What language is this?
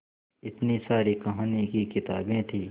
Hindi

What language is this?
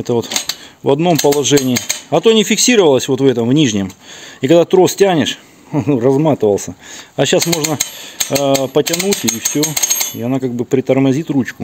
Russian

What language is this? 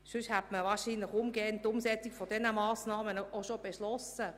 Swiss German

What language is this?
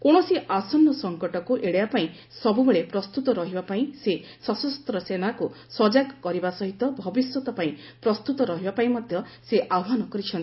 Odia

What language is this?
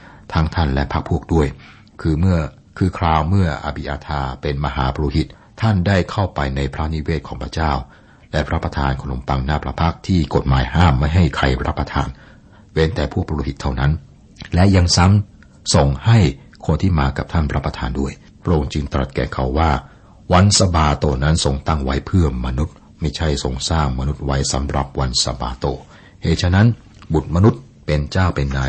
Thai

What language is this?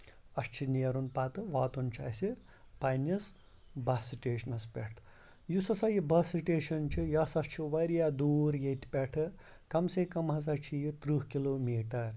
Kashmiri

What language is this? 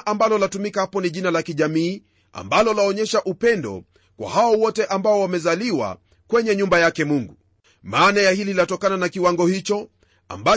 Swahili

